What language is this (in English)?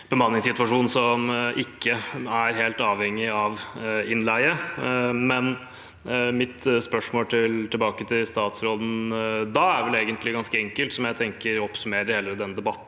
Norwegian